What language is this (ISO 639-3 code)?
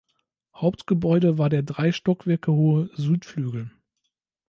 deu